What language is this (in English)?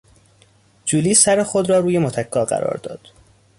Persian